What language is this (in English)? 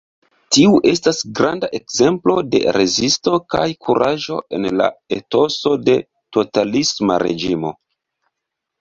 Esperanto